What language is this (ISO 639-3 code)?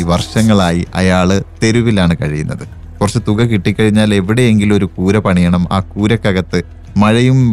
mal